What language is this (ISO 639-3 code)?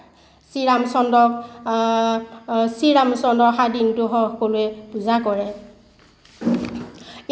asm